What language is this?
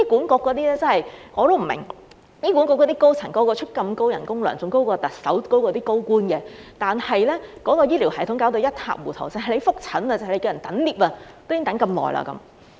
Cantonese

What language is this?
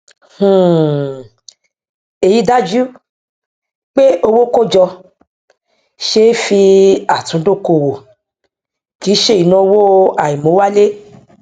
Yoruba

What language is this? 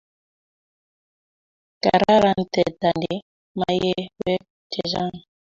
Kalenjin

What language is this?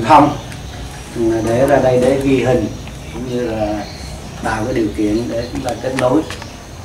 Vietnamese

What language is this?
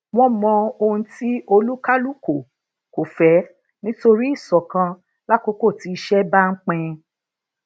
Yoruba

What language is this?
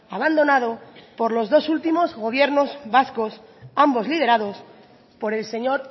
Spanish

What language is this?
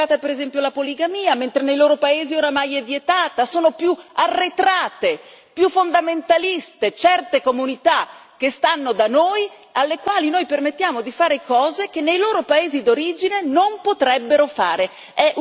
Italian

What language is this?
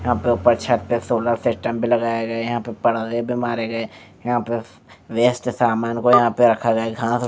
Hindi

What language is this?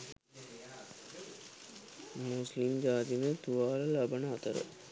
Sinhala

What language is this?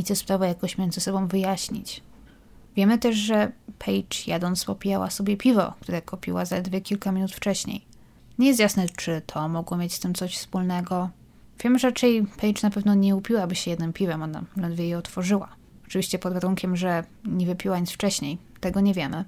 Polish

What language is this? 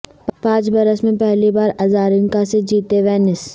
Urdu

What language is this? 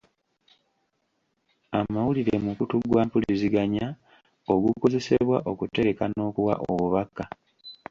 Ganda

